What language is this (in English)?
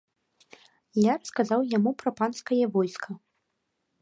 Belarusian